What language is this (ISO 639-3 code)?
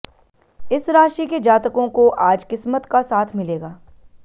hin